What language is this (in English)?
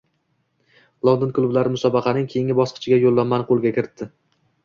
Uzbek